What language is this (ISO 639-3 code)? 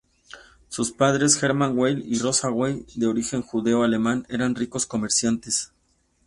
spa